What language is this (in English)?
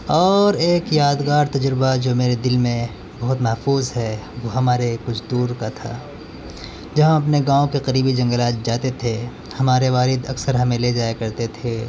Urdu